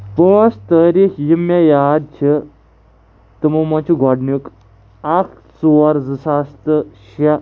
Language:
Kashmiri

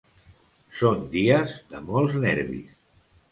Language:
Catalan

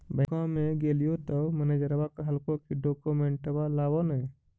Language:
Magahi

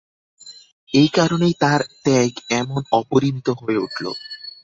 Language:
Bangla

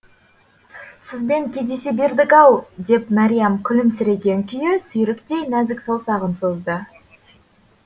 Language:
Kazakh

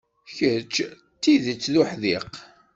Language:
Kabyle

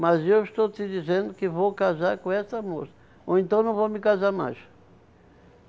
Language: Portuguese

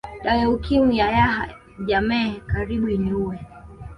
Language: Swahili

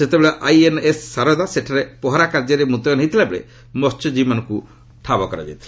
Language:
Odia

